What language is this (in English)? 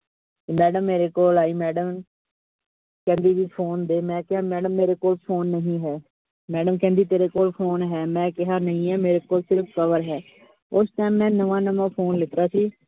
Punjabi